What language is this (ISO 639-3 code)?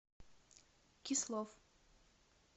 rus